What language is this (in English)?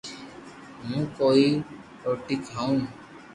Loarki